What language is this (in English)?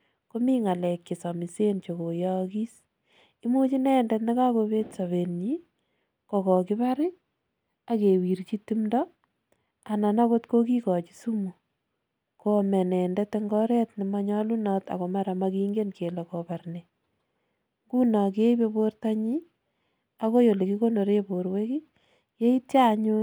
Kalenjin